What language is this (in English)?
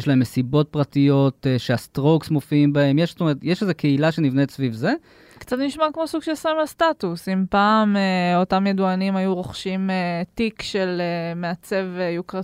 Hebrew